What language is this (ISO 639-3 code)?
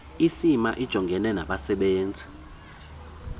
xho